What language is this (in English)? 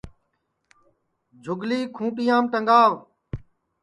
Sansi